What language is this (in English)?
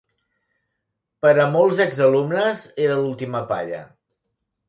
Catalan